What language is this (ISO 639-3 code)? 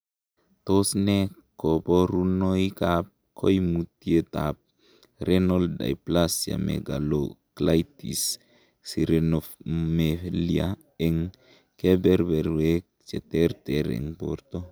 kln